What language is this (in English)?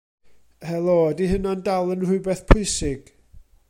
Welsh